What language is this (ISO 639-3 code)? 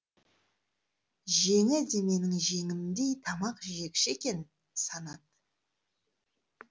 kaz